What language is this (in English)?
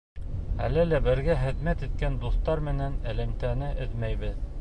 Bashkir